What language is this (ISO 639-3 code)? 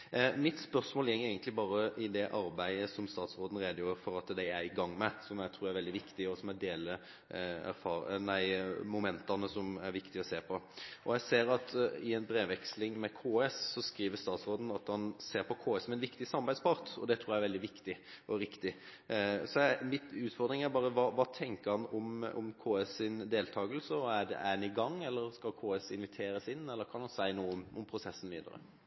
nob